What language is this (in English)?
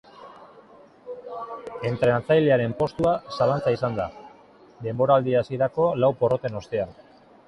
Basque